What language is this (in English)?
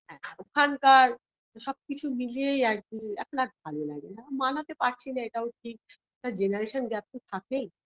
Bangla